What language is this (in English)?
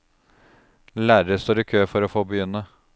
Norwegian